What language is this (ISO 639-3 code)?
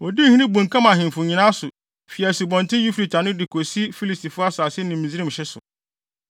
aka